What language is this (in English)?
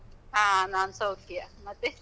Kannada